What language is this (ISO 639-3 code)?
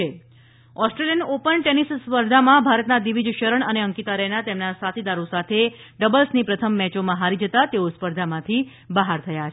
guj